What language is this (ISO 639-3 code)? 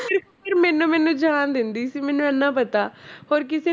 pan